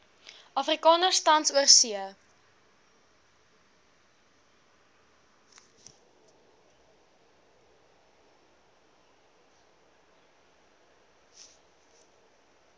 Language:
Afrikaans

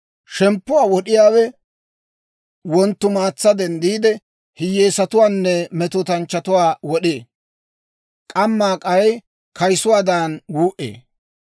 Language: Dawro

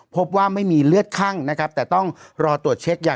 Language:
Thai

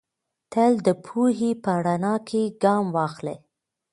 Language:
Pashto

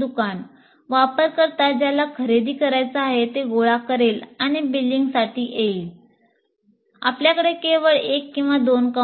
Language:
Marathi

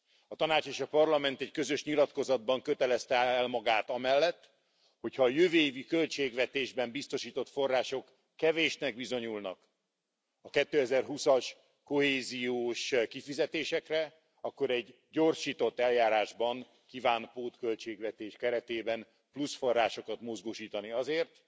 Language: Hungarian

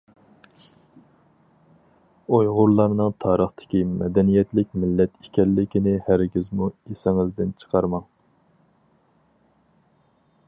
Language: Uyghur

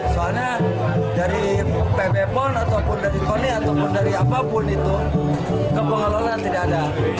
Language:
Indonesian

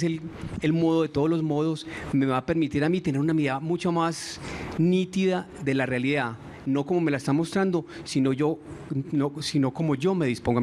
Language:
Spanish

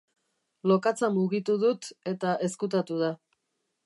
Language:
Basque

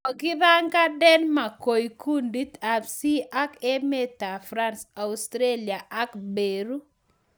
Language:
Kalenjin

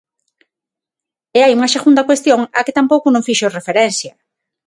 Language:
Galician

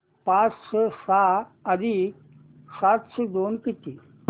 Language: Marathi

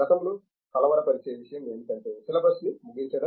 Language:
Telugu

